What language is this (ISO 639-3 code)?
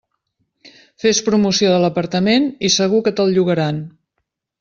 cat